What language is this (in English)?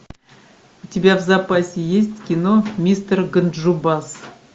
Russian